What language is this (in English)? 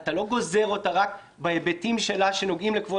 Hebrew